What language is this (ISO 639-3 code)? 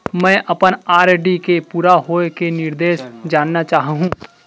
hne